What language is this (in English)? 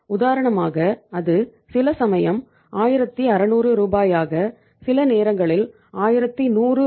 Tamil